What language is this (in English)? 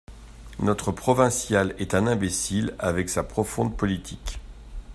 French